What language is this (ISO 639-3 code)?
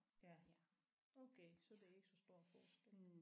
dan